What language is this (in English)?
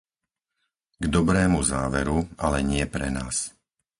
Slovak